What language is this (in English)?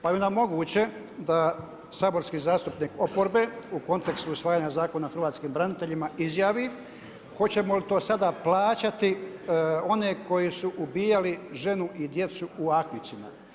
Croatian